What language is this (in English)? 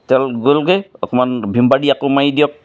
Assamese